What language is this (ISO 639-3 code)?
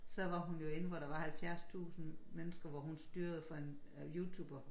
dan